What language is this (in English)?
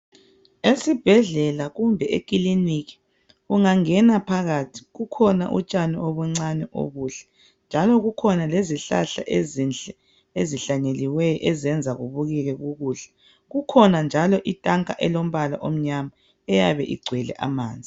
North Ndebele